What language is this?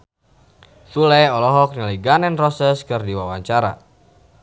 Sundanese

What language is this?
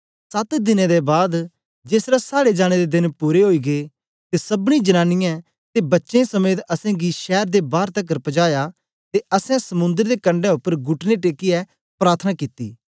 Dogri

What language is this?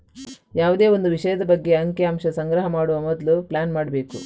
Kannada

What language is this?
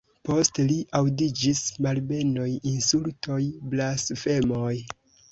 Esperanto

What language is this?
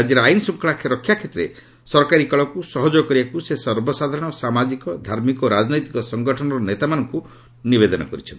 Odia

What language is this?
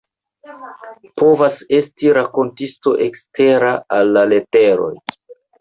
Esperanto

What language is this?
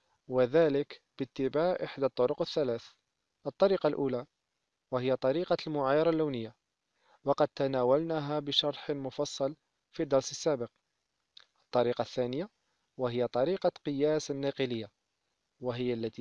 Arabic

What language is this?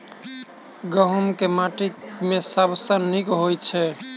Maithili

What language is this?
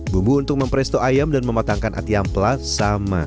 Indonesian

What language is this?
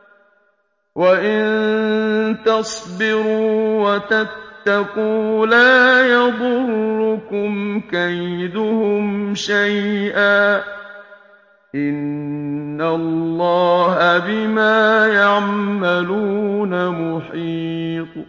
Arabic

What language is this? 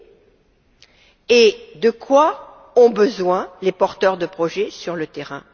French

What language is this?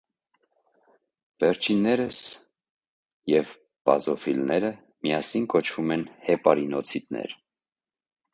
Armenian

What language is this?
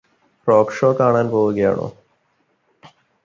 Malayalam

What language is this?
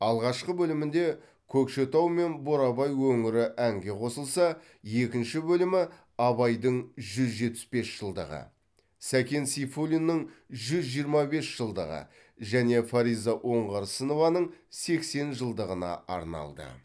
Kazakh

